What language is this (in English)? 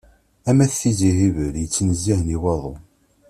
Kabyle